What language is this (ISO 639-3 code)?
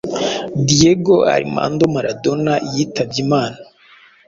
kin